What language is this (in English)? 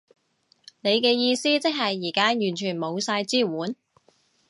Cantonese